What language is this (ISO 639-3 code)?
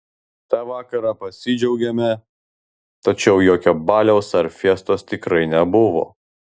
lit